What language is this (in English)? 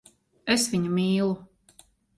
Latvian